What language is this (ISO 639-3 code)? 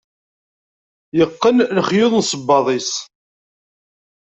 kab